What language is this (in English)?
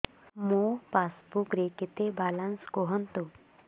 Odia